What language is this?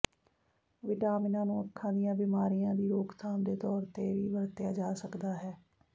Punjabi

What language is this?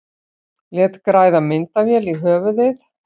Icelandic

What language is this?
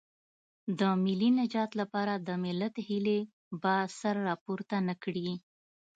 Pashto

